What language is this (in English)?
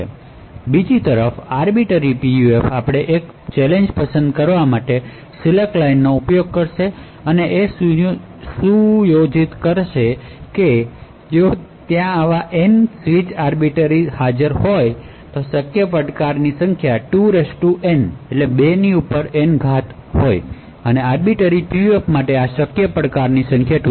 Gujarati